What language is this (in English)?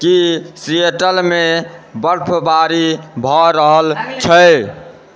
Maithili